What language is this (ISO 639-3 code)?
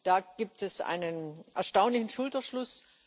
deu